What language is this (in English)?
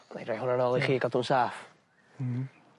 Welsh